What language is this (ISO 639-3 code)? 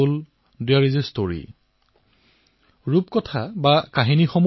asm